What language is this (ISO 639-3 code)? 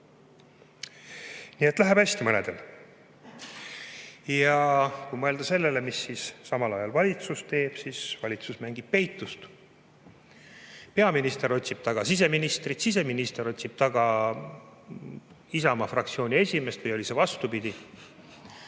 est